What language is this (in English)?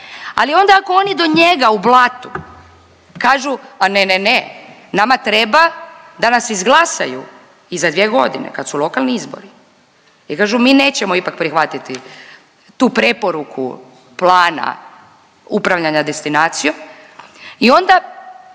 Croatian